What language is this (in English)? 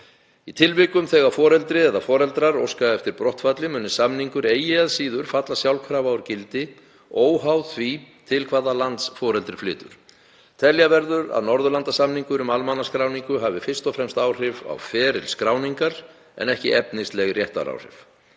Icelandic